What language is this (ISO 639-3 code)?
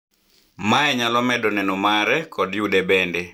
luo